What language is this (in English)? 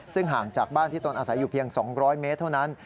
Thai